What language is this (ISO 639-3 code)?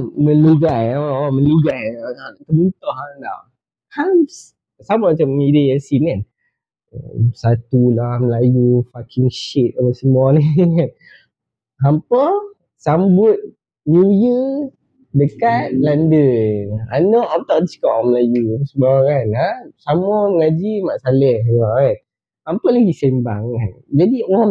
msa